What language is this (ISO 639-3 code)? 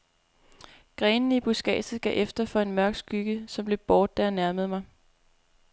dan